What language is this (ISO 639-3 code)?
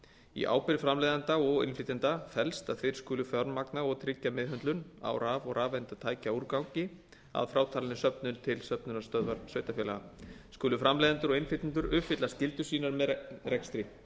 isl